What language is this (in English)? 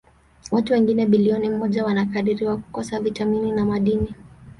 Swahili